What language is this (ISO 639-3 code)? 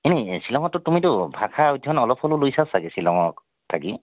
asm